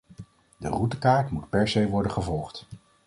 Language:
Dutch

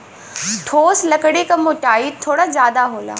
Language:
Bhojpuri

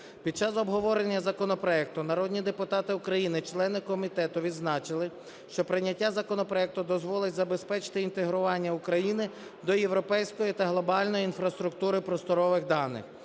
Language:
Ukrainian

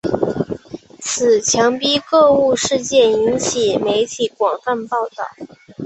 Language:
Chinese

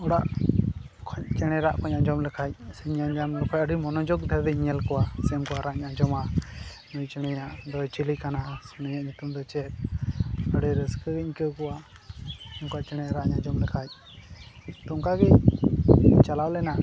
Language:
Santali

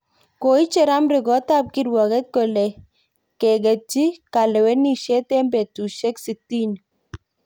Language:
Kalenjin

